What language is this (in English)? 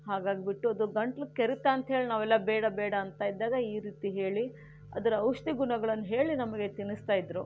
Kannada